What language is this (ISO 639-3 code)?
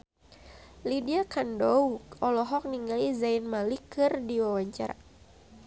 sun